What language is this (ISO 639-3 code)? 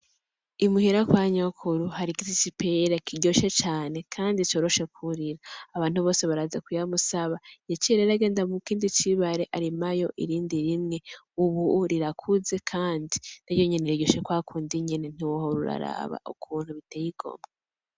run